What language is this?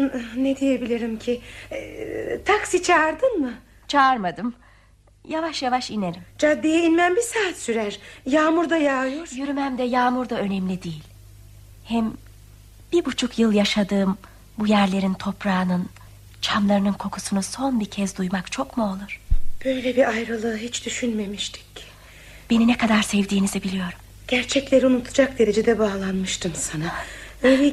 Turkish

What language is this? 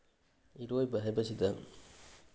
Manipuri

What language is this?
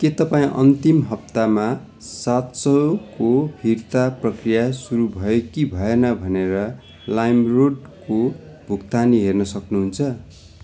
Nepali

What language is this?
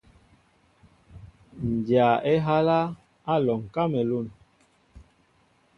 Mbo (Cameroon)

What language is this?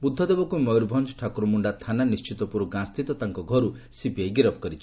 Odia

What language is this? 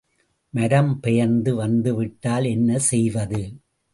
Tamil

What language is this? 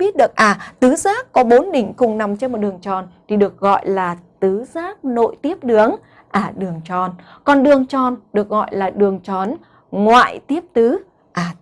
Vietnamese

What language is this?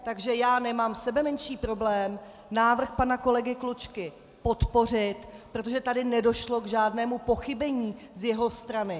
Czech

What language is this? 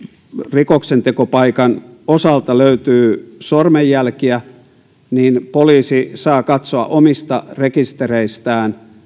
Finnish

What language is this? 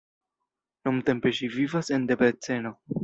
Esperanto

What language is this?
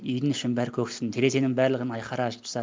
Kazakh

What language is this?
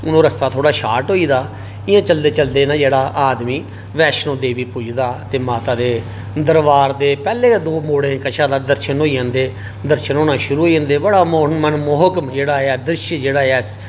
Dogri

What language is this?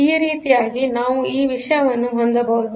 Kannada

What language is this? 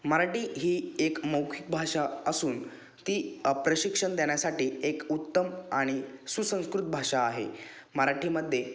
Marathi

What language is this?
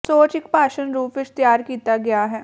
Punjabi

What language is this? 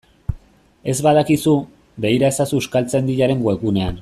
Basque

